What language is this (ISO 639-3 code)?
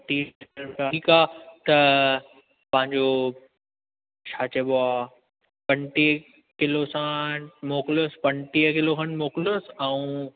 snd